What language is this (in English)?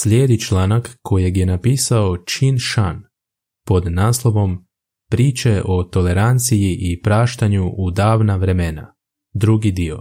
Croatian